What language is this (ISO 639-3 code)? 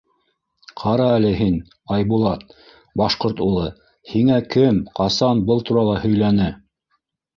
bak